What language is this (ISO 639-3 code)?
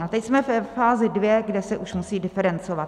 ces